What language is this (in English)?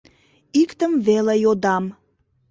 Mari